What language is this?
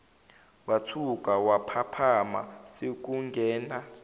Zulu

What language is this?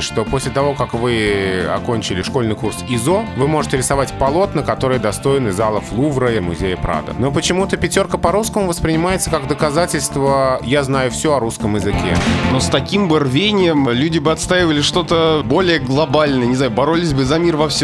Russian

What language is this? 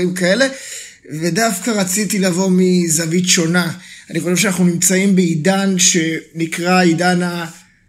Hebrew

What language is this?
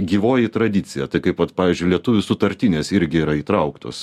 Lithuanian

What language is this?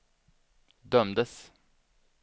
Swedish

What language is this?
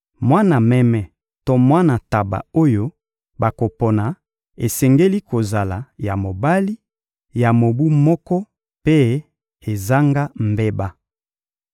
Lingala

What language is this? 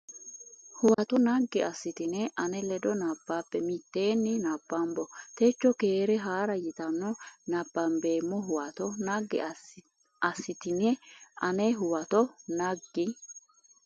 Sidamo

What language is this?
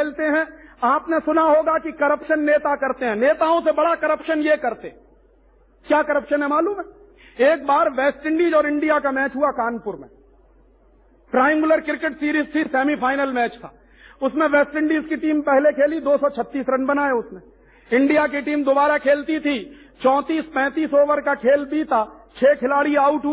Hindi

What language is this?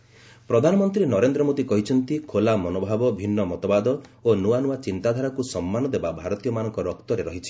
Odia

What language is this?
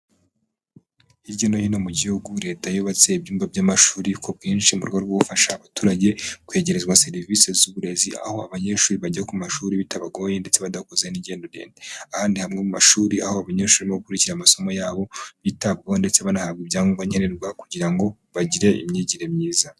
Kinyarwanda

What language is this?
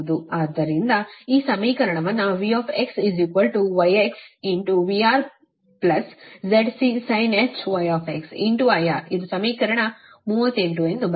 Kannada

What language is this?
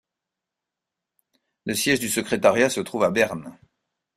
French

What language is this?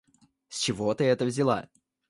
Russian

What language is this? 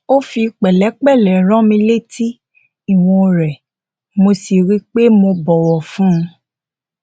Yoruba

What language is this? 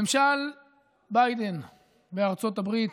Hebrew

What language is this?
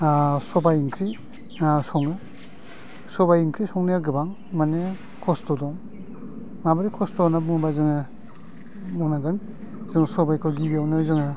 Bodo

